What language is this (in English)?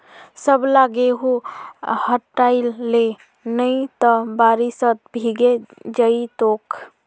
Magahi